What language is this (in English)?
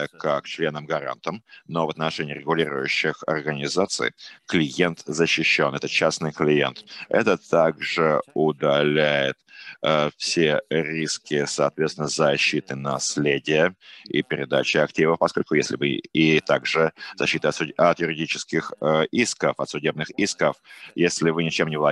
Russian